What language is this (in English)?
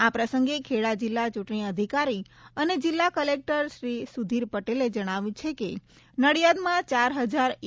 Gujarati